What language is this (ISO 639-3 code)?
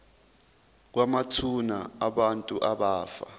zul